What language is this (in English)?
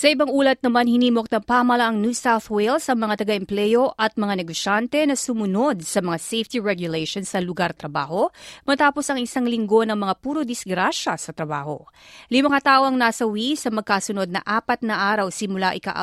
Filipino